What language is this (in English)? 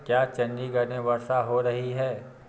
Hindi